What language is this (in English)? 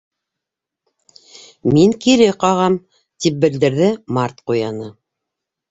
Bashkir